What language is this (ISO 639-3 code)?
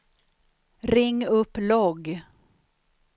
swe